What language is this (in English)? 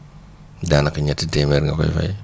Wolof